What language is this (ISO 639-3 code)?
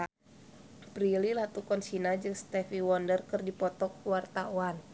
sun